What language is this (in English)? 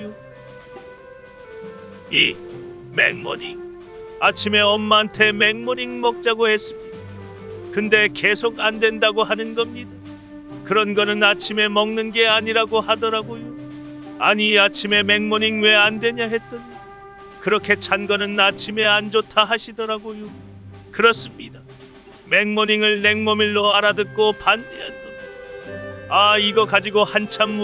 Korean